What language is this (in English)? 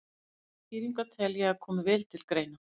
Icelandic